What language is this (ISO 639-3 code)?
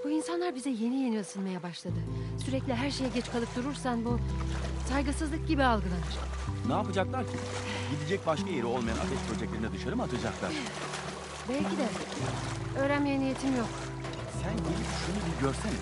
tur